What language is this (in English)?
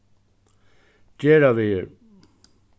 Faroese